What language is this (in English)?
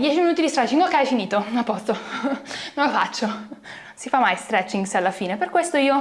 Italian